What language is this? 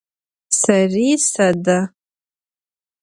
Adyghe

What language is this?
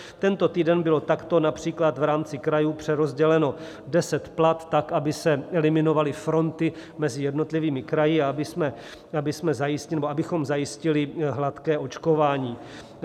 Czech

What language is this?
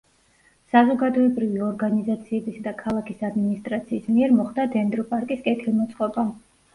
Georgian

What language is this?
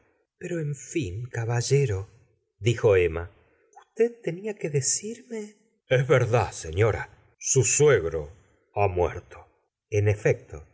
Spanish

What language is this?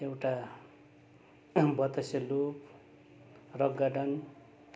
Nepali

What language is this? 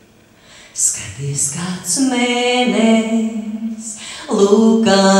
Latvian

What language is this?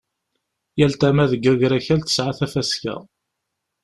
Kabyle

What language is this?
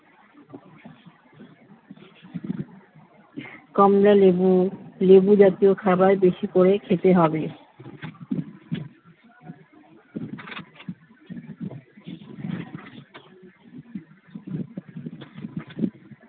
Bangla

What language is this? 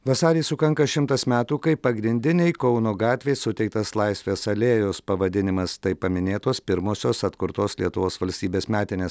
Lithuanian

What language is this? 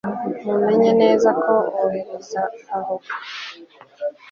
Kinyarwanda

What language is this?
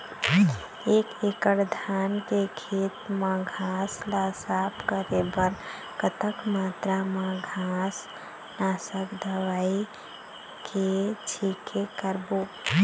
Chhattisgarhi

